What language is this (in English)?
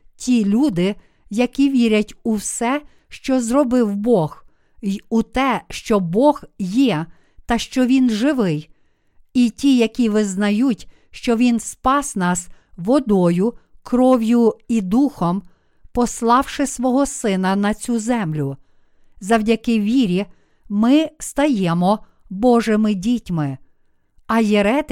Ukrainian